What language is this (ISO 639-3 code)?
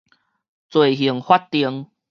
nan